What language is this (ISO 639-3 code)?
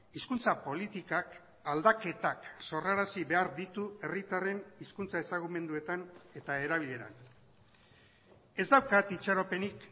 eus